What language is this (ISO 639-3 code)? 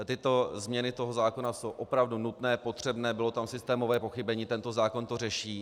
ces